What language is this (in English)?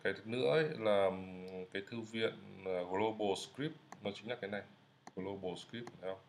Vietnamese